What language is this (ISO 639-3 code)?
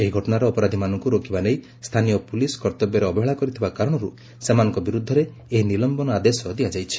ori